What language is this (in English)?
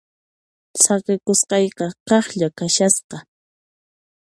Puno Quechua